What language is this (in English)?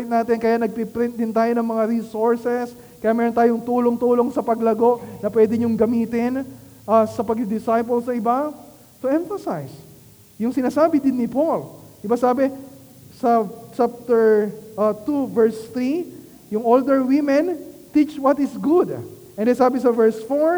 Filipino